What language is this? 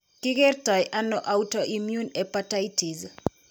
Kalenjin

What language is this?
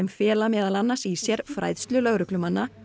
Icelandic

